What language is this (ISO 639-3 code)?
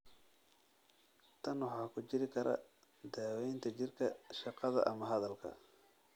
som